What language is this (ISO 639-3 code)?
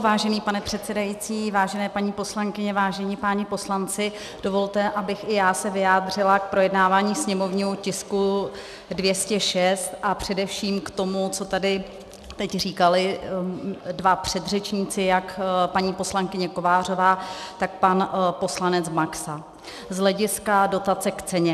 ces